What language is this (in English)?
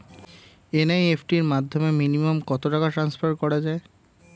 Bangla